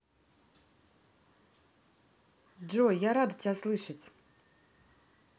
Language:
Russian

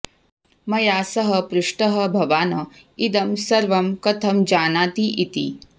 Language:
Sanskrit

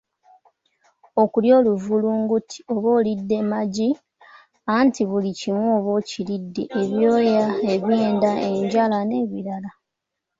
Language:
Ganda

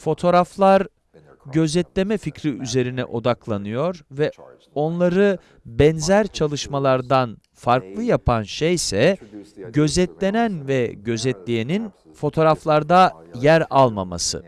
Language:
Turkish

